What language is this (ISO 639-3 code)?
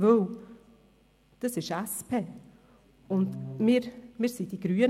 gsw